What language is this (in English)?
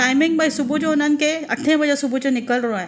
Sindhi